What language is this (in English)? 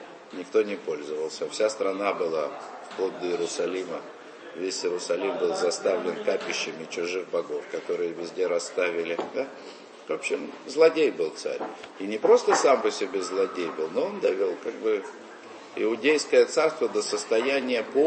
Russian